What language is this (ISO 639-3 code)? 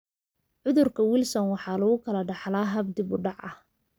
som